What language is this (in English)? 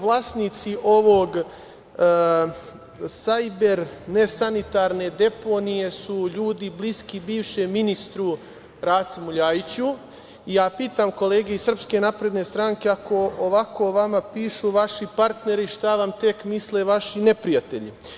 Serbian